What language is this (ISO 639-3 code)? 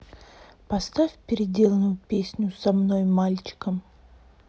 rus